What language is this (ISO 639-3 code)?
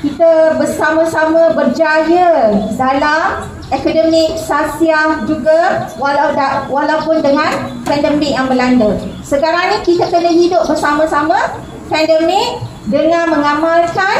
msa